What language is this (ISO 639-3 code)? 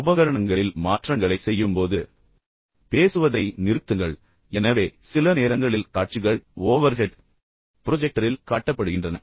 tam